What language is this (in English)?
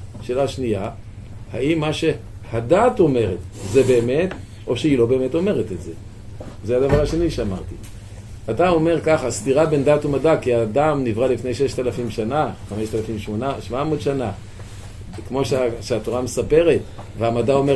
Hebrew